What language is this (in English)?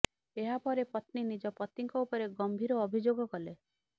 Odia